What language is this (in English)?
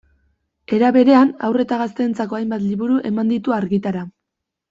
Basque